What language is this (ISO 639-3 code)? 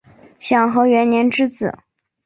zho